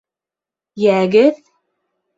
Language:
Bashkir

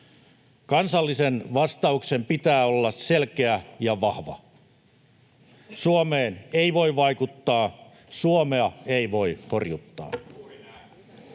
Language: Finnish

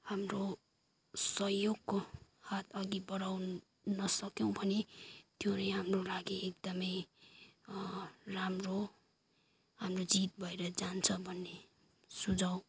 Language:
Nepali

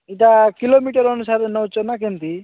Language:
Odia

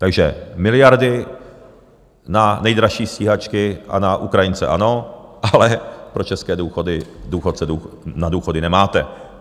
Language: Czech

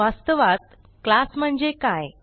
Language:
Marathi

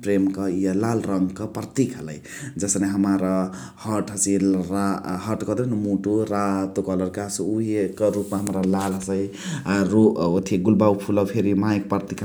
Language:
Chitwania Tharu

